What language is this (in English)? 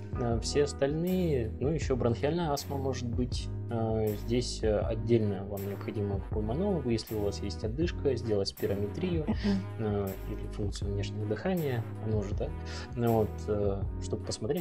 Russian